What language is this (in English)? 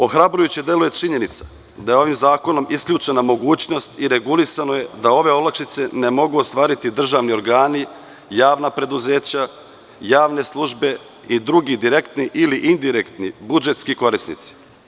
Serbian